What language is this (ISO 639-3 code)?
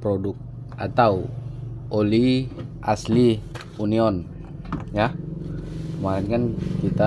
ind